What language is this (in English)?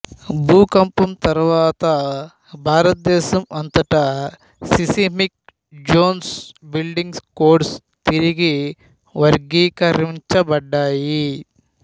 Telugu